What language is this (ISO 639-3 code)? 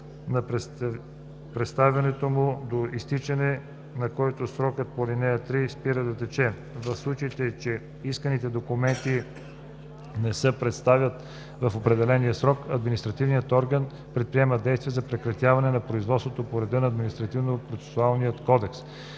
bul